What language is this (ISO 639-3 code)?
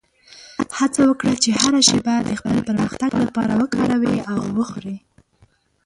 pus